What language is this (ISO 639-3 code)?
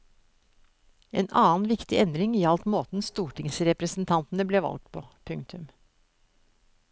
nor